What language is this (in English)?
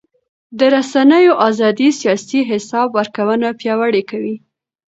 Pashto